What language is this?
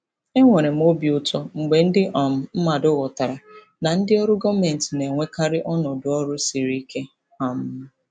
Igbo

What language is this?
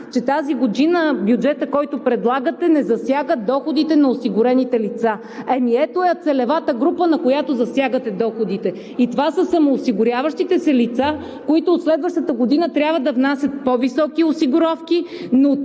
Bulgarian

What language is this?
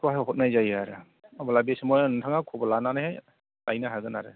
Bodo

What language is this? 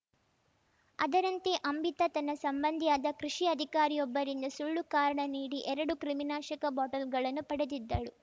Kannada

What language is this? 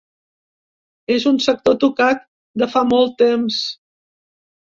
Catalan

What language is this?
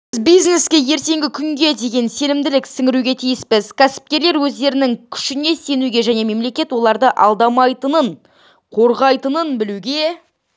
Kazakh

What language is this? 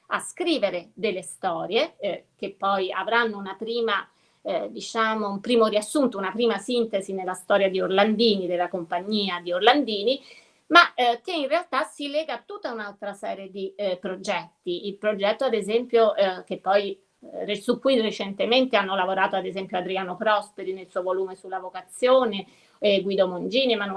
Italian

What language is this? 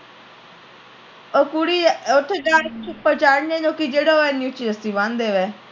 Punjabi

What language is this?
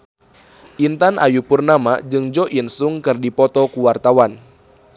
Sundanese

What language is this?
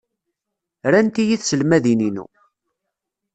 Kabyle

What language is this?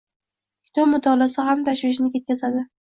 Uzbek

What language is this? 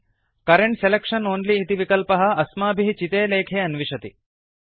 Sanskrit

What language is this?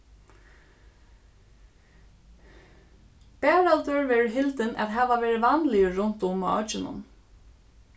Faroese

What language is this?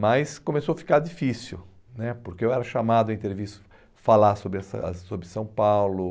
Portuguese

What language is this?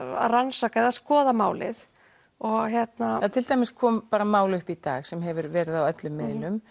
Icelandic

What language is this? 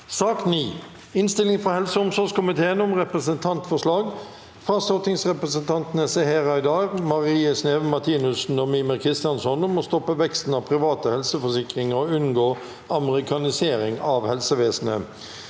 Norwegian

